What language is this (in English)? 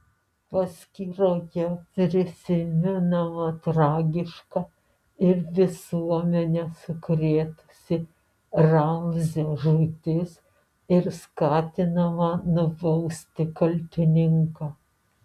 Lithuanian